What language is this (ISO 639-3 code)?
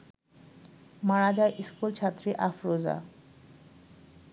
ben